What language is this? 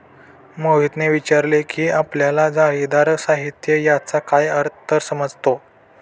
Marathi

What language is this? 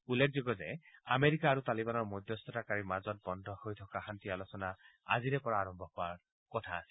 Assamese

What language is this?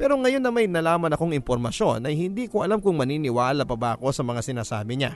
Filipino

